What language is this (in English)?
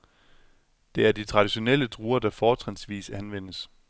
Danish